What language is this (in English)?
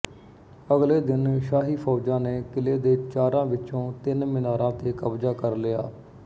Punjabi